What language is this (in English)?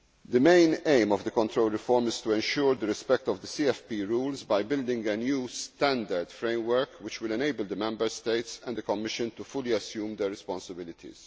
English